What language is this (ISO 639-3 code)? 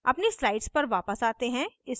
hin